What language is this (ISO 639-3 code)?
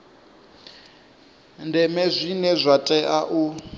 ven